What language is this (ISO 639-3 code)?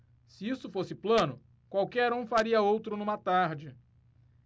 por